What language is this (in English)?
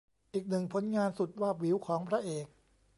Thai